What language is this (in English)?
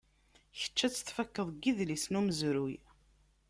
Kabyle